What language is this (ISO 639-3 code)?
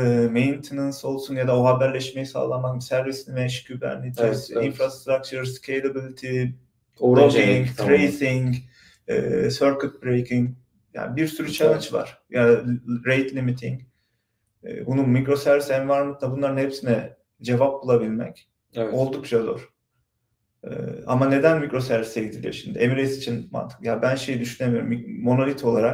tur